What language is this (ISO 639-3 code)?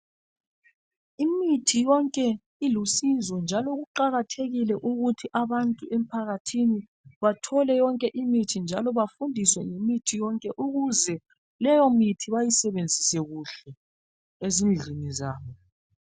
nde